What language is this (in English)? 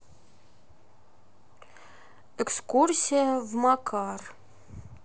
Russian